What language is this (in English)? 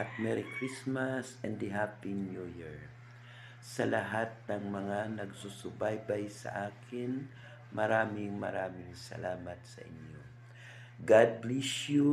Filipino